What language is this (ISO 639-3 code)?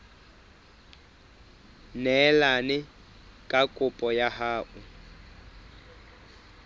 sot